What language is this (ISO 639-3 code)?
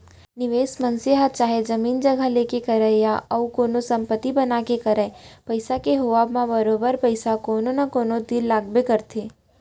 hne